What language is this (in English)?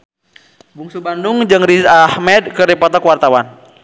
Sundanese